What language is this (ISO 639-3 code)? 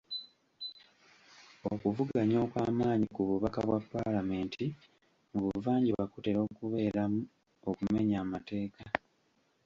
lug